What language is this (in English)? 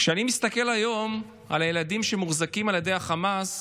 Hebrew